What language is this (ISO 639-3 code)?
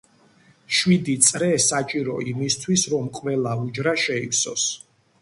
kat